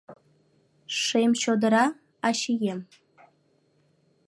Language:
Mari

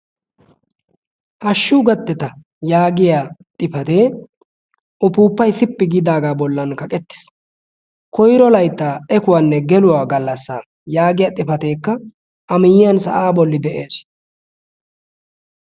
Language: Wolaytta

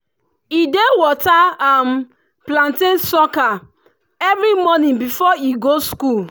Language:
Nigerian Pidgin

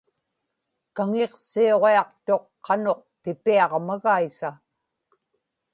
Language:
Inupiaq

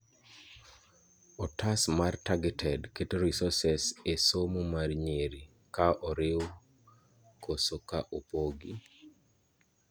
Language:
Luo (Kenya and Tanzania)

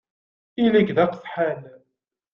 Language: Kabyle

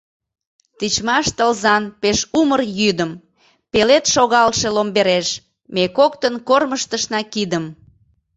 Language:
Mari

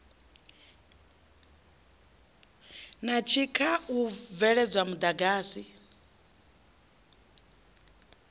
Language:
Venda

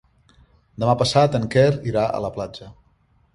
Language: Catalan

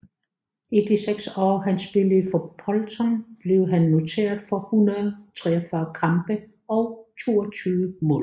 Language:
Danish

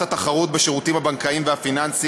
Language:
Hebrew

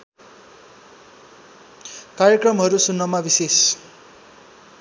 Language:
Nepali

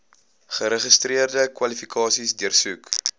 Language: Afrikaans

